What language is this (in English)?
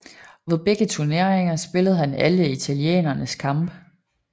Danish